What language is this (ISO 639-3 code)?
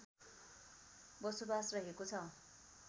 nep